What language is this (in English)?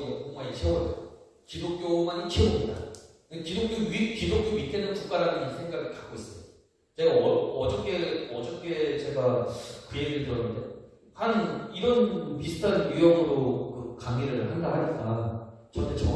Korean